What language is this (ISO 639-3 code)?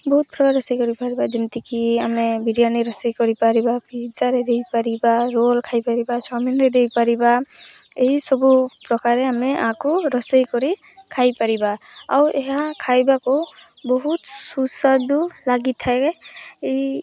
ori